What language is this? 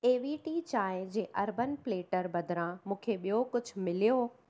Sindhi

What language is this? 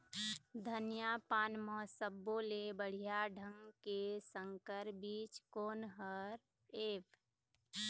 Chhattisgarhi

